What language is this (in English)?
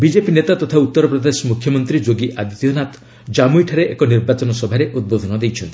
Odia